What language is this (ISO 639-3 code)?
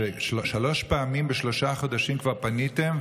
heb